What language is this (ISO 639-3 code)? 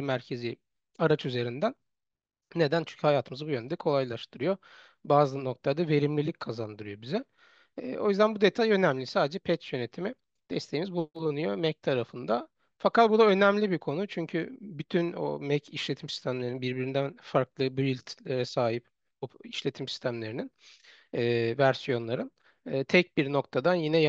tur